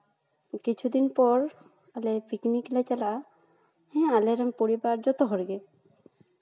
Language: Santali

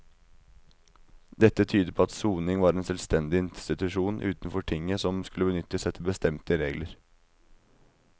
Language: Norwegian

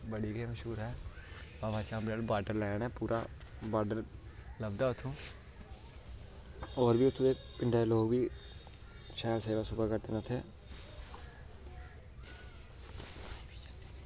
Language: Dogri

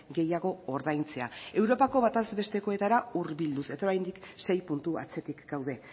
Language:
Basque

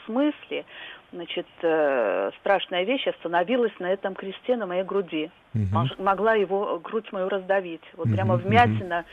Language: Russian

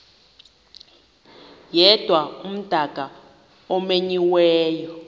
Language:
Xhosa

